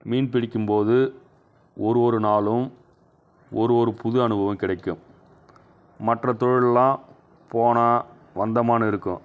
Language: Tamil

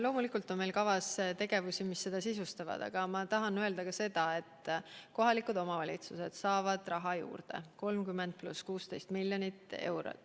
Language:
Estonian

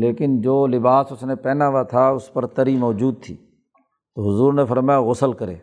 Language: Urdu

